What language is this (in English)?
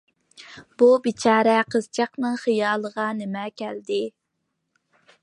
Uyghur